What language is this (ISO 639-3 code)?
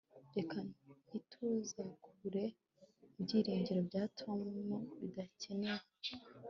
kin